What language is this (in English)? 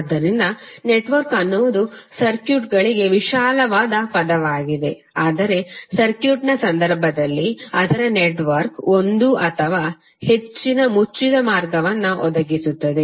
Kannada